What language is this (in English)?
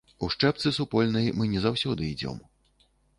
Belarusian